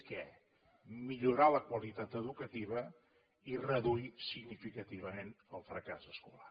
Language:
Catalan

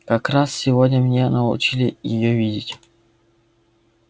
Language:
Russian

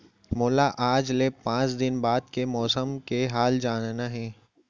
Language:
Chhattisgarhi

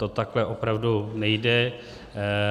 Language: Czech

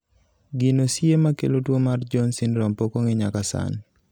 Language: Luo (Kenya and Tanzania)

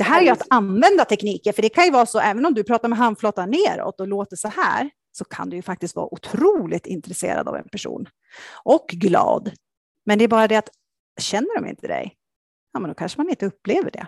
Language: Swedish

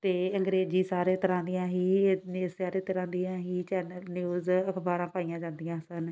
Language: Punjabi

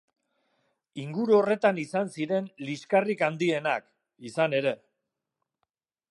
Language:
Basque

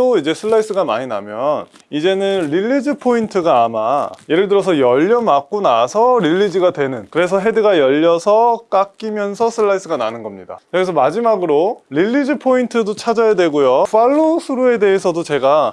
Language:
Korean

